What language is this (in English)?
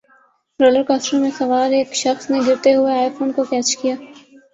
Urdu